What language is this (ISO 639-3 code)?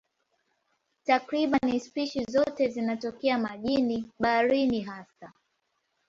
swa